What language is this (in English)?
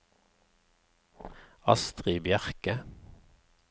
Norwegian